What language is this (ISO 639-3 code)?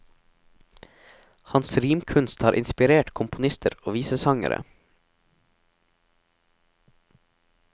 nor